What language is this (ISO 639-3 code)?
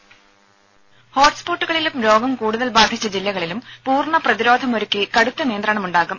mal